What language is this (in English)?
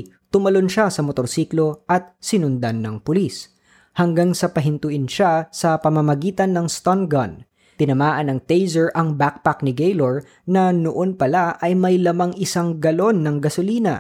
Filipino